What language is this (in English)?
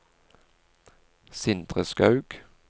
Norwegian